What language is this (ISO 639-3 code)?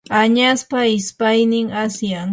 qur